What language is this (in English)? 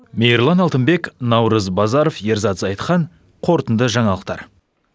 Kazakh